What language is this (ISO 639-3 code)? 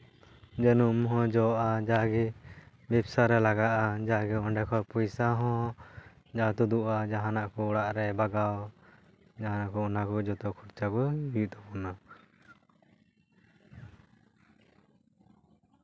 sat